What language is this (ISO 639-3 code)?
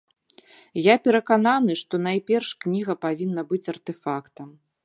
bel